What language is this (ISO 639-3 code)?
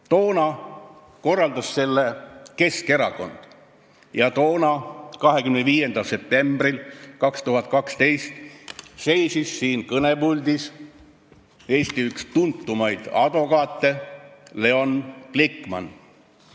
est